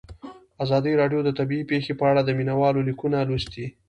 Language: Pashto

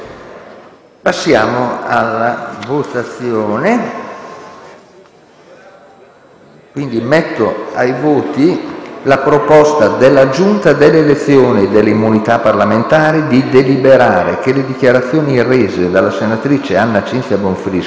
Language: Italian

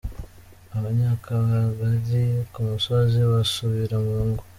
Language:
Kinyarwanda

